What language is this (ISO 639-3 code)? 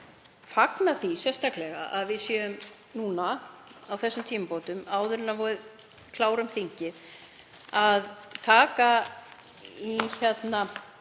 isl